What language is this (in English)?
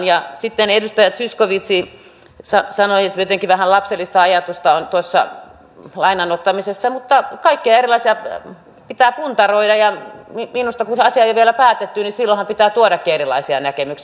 Finnish